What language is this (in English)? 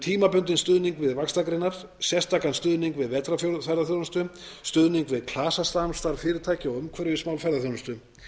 Icelandic